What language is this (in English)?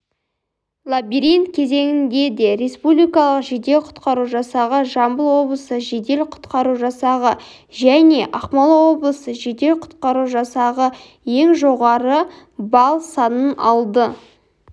Kazakh